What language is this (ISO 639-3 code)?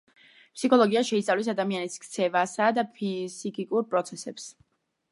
kat